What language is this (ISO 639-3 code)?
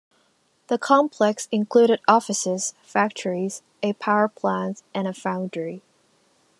eng